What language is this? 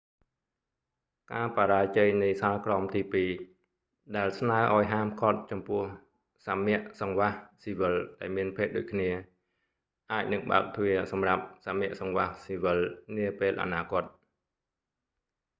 Khmer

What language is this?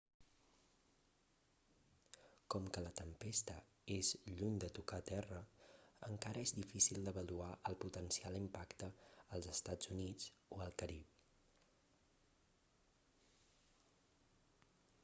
Catalan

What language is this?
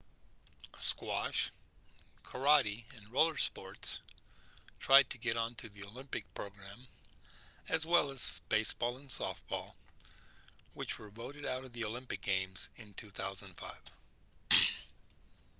English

